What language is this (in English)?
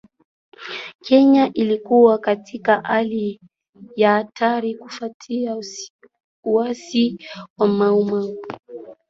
Swahili